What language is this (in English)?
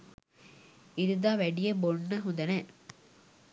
Sinhala